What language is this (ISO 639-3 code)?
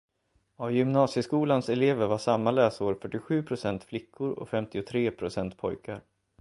swe